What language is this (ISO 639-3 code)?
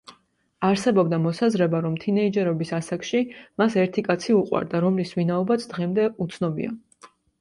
kat